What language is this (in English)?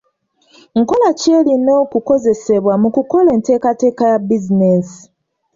Ganda